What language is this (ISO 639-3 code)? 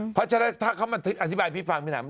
tha